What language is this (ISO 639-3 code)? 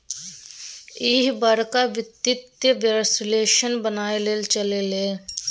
mai